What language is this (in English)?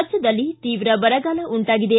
Kannada